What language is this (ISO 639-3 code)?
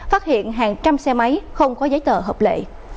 vie